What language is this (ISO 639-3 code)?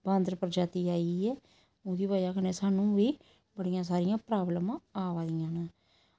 doi